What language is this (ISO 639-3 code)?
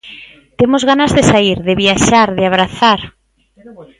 glg